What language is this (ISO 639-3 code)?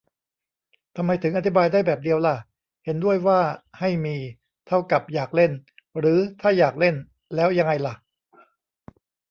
tha